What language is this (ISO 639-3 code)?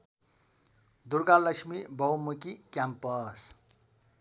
nep